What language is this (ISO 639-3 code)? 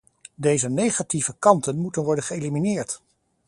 nld